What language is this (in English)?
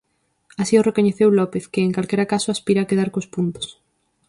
Galician